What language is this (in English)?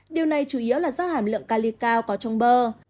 Vietnamese